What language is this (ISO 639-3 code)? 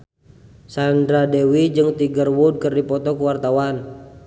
sun